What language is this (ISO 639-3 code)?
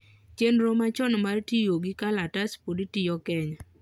luo